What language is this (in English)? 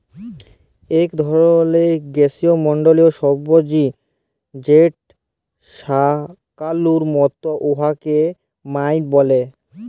Bangla